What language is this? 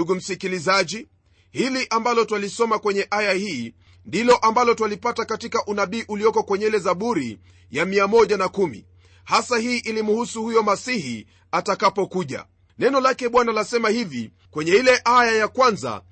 Swahili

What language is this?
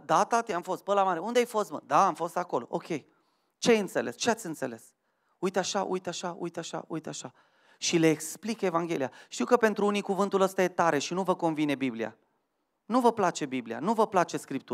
Romanian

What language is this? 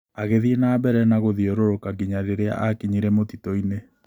Kikuyu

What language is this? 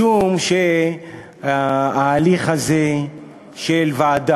Hebrew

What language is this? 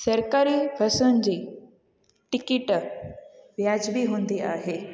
Sindhi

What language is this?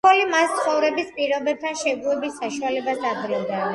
Georgian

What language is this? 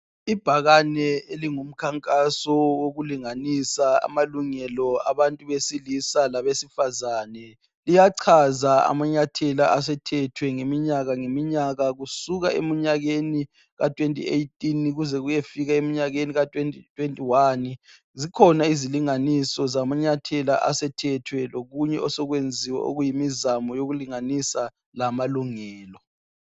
North Ndebele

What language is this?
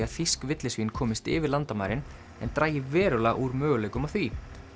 Icelandic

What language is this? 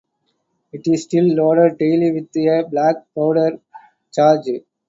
English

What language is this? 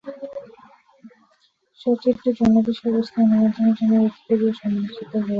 Bangla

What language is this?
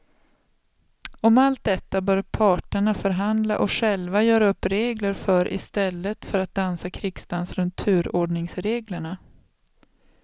Swedish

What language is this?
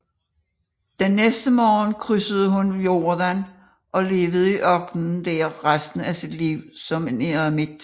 Danish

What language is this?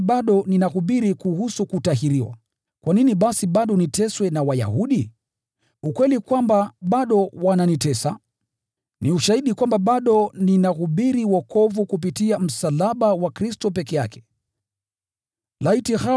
Swahili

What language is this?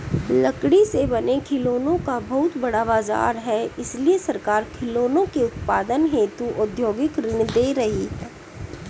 Hindi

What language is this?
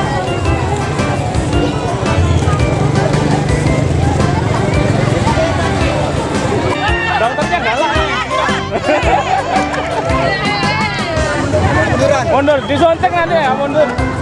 Indonesian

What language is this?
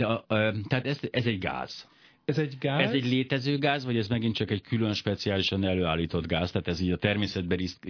Hungarian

